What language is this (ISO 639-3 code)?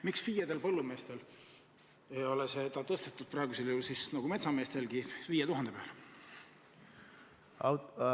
est